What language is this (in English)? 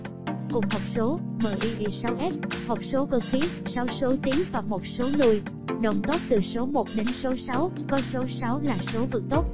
Vietnamese